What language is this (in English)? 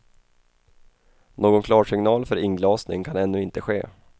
Swedish